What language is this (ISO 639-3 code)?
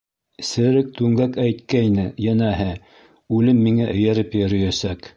bak